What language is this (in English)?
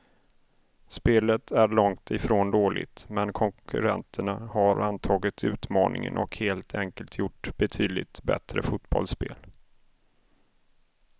Swedish